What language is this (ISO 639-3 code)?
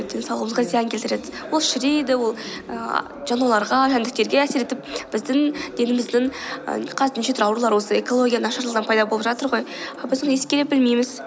kaz